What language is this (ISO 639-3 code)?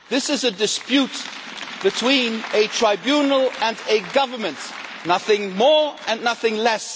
eng